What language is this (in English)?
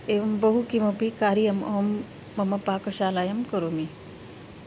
Sanskrit